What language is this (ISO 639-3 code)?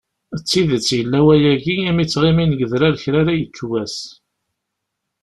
kab